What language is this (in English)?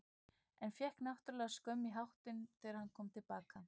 Icelandic